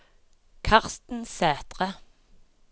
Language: Norwegian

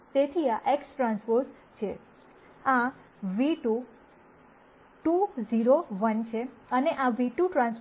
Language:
Gujarati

